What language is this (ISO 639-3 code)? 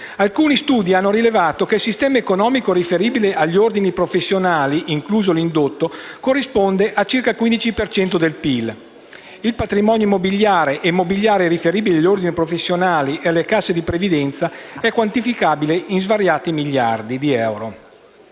ita